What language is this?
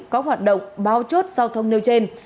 Vietnamese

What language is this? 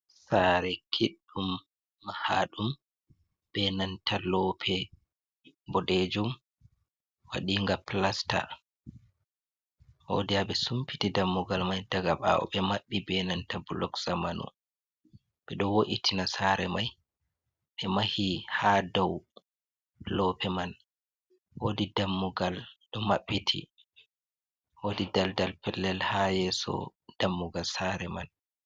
Fula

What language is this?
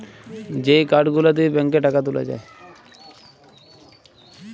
Bangla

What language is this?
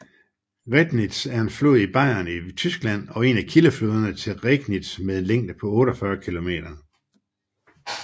Danish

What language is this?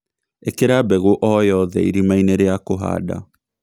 Kikuyu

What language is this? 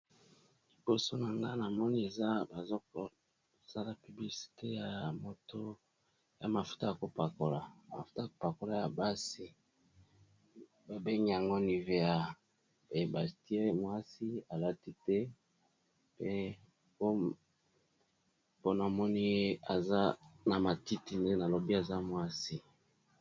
Lingala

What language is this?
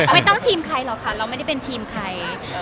Thai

